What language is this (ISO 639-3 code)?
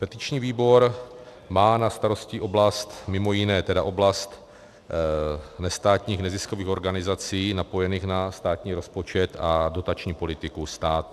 ces